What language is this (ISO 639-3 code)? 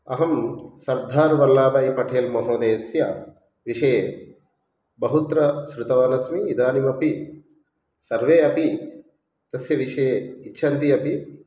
san